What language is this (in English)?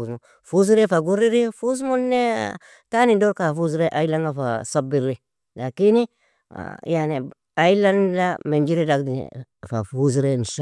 Nobiin